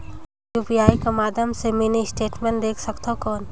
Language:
Chhattisgarhi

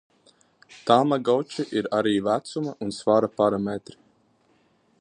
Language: Latvian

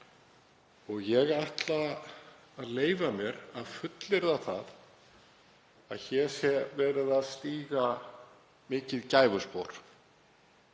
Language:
Icelandic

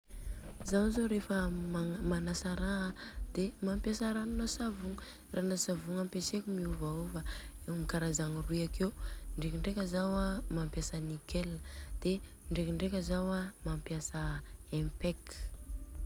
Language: Southern Betsimisaraka Malagasy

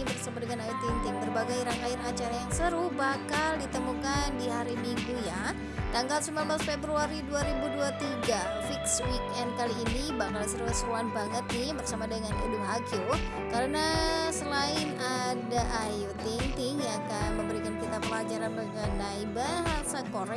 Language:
Indonesian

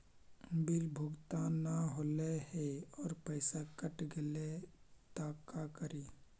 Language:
Magahi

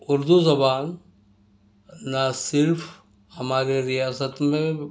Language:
Urdu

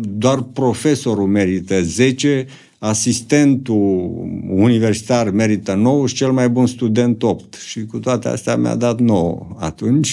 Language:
Romanian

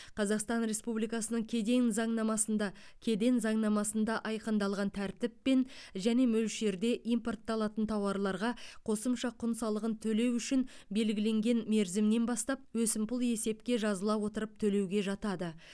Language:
Kazakh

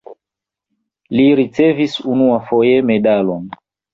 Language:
Esperanto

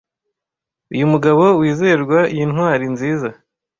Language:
Kinyarwanda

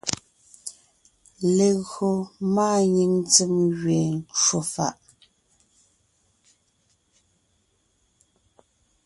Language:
Ngiemboon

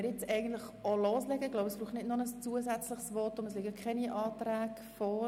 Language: Swiss German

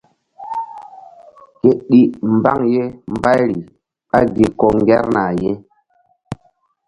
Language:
Mbum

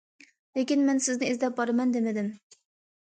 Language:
Uyghur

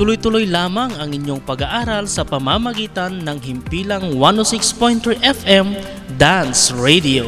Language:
Filipino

